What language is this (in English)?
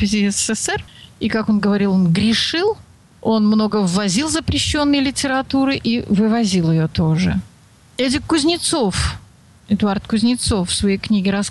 Russian